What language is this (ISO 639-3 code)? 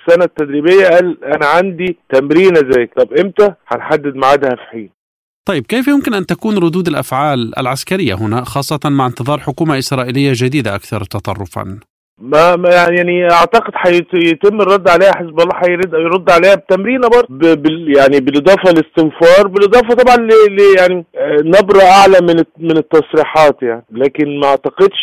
ara